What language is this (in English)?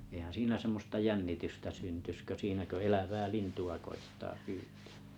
Finnish